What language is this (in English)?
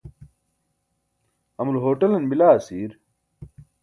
Burushaski